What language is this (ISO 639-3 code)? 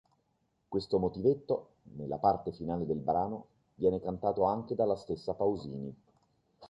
ita